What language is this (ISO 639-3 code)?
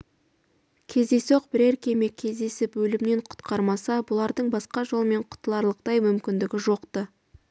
kaz